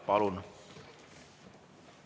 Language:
Estonian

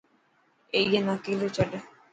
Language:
Dhatki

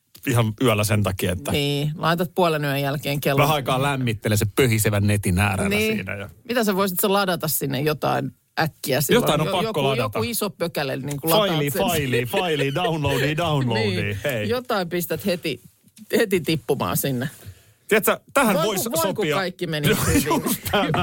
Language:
Finnish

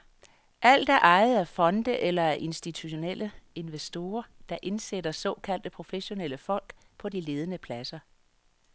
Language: Danish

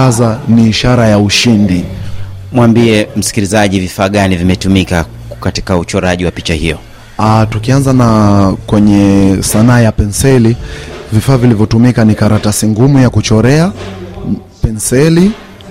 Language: Swahili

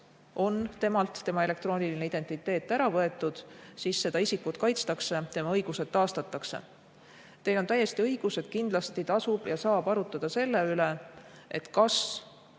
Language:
Estonian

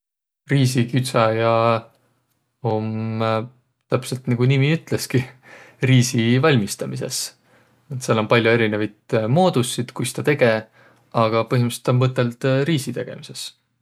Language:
Võro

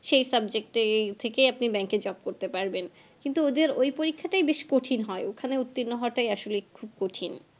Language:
Bangla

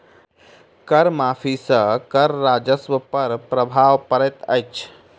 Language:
Maithili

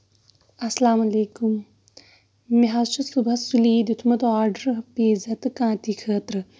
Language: Kashmiri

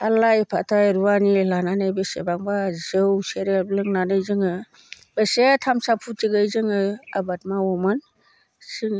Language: Bodo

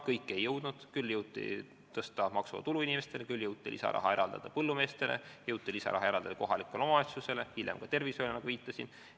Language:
Estonian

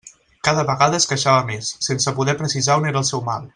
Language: Catalan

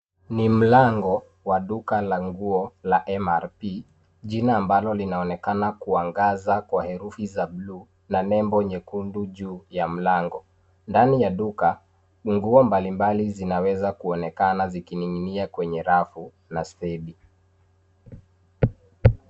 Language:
Swahili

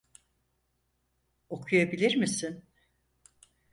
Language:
Turkish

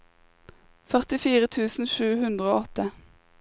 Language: Norwegian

